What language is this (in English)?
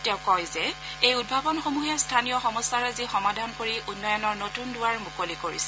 Assamese